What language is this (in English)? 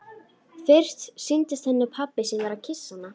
Icelandic